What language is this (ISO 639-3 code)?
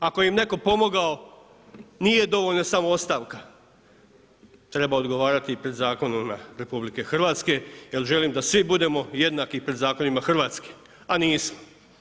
hrv